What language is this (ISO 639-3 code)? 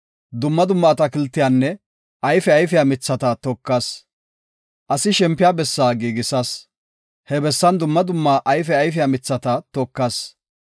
gof